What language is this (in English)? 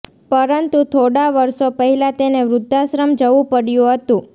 Gujarati